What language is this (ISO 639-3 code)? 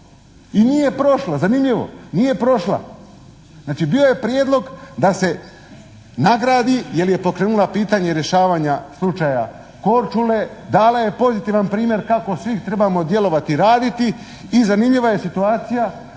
hrv